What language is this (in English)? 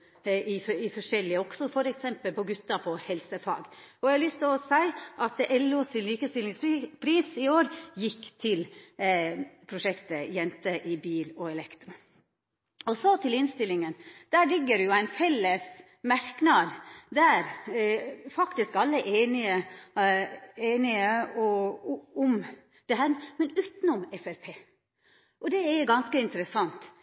Norwegian Nynorsk